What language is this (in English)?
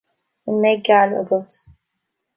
Irish